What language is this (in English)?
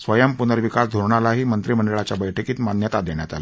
Marathi